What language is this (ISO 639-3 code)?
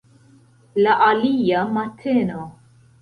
epo